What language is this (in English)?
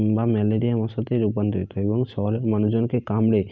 Bangla